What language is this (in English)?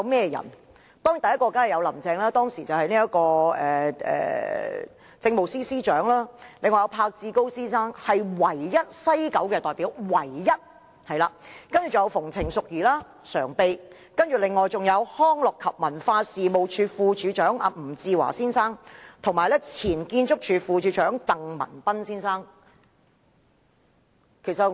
Cantonese